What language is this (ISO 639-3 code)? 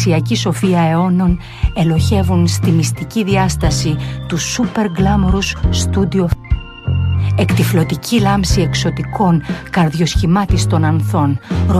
ell